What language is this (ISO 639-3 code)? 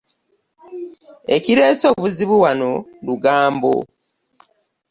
lug